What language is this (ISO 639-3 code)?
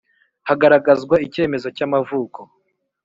kin